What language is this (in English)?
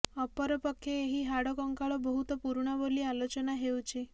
Odia